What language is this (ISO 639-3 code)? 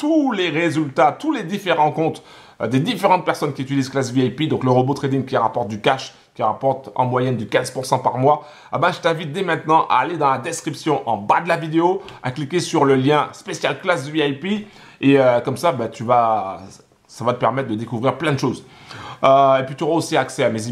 fra